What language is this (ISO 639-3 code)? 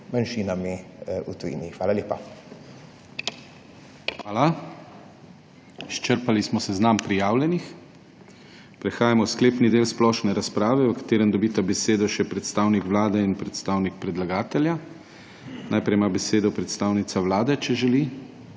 slv